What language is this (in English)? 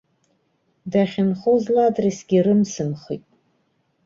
Abkhazian